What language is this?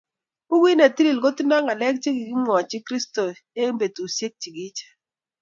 Kalenjin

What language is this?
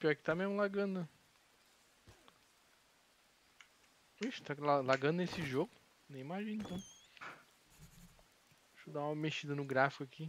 Portuguese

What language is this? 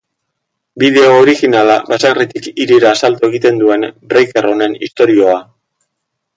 Basque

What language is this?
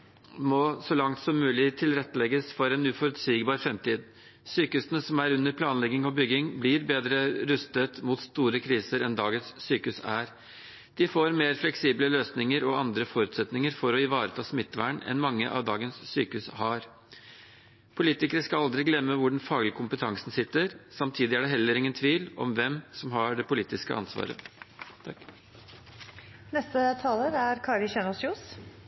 Norwegian Bokmål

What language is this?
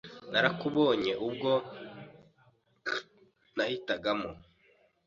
Kinyarwanda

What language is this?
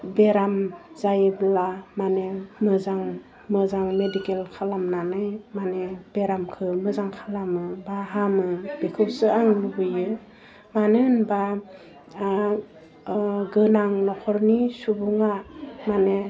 Bodo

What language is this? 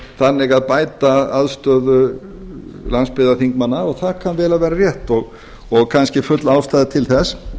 Icelandic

